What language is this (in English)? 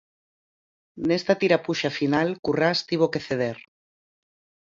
Galician